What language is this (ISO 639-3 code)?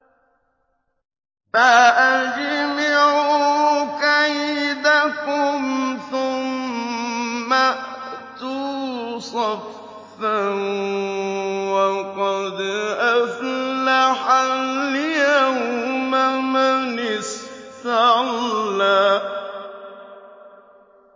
ara